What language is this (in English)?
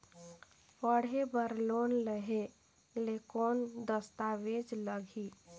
Chhattisgarhi